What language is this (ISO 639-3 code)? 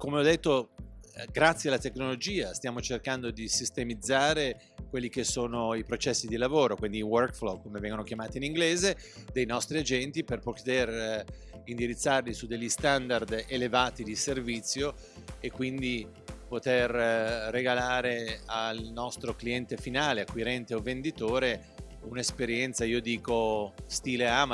ita